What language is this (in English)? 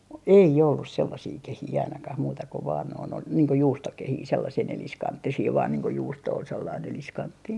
Finnish